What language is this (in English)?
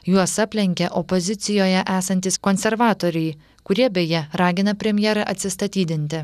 Lithuanian